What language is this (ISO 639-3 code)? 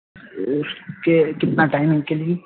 urd